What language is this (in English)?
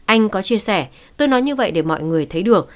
Vietnamese